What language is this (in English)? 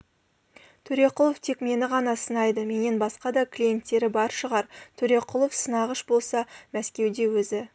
Kazakh